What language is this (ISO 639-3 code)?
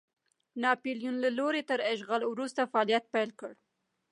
pus